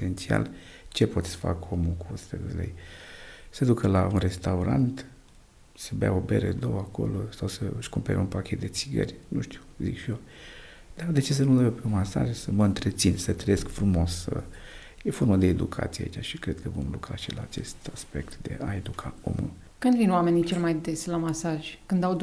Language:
Romanian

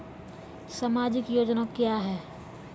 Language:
Maithili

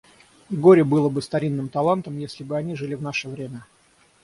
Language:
Russian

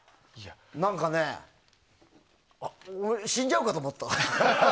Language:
Japanese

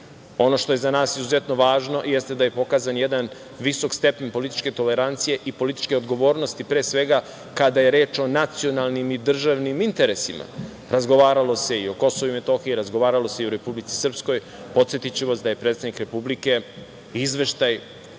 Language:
Serbian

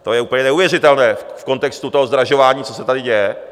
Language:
Czech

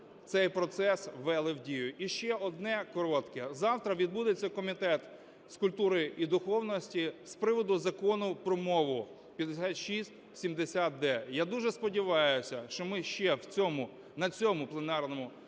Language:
Ukrainian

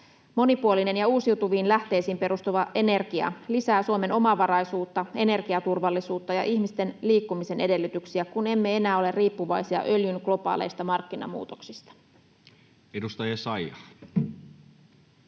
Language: Finnish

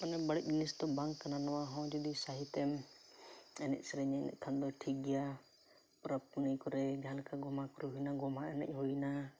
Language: Santali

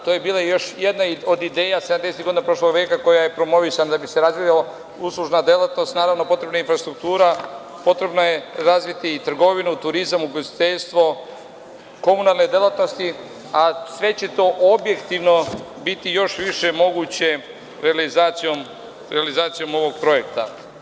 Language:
Serbian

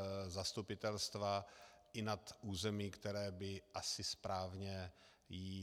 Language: Czech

